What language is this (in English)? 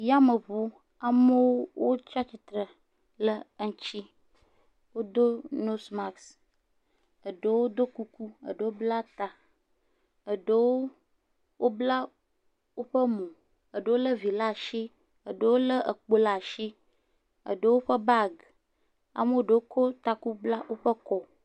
Ewe